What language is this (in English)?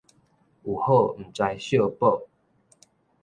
Min Nan Chinese